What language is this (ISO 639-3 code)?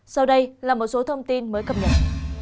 vie